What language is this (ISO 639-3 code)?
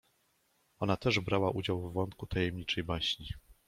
pol